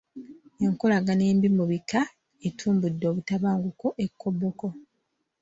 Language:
Ganda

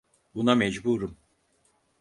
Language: Turkish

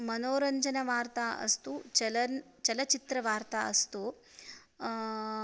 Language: Sanskrit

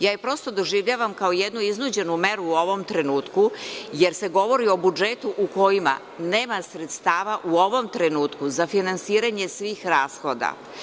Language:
Serbian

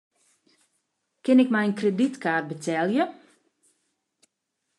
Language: Western Frisian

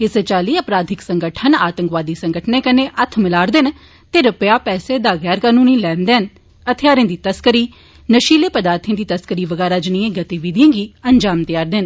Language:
Dogri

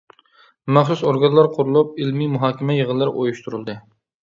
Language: Uyghur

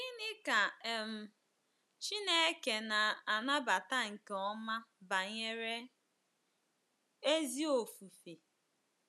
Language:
Igbo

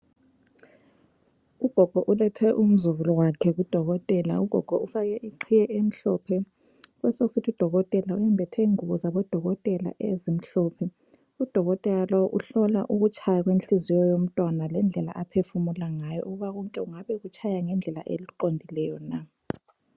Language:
North Ndebele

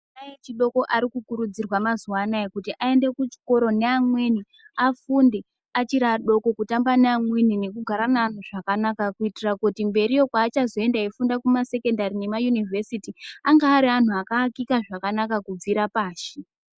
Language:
Ndau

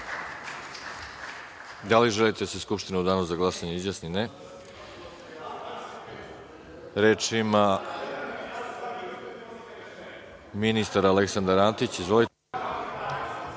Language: Serbian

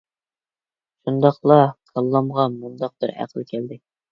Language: Uyghur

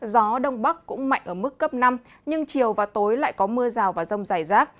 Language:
Vietnamese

